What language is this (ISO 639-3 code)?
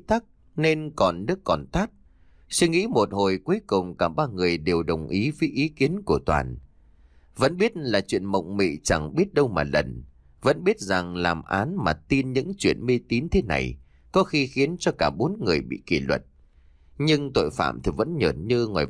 vie